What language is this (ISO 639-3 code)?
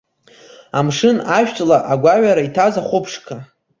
abk